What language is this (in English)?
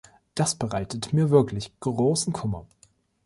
German